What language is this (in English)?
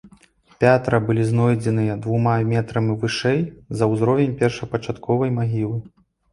Belarusian